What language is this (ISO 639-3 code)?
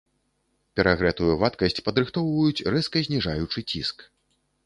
bel